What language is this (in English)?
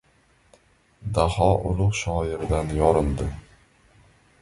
Uzbek